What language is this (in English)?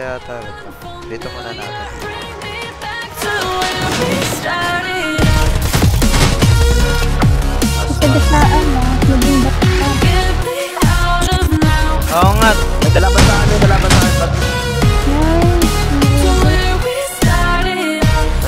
English